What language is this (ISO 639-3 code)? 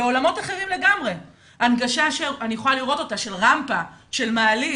heb